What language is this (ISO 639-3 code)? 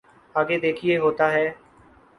urd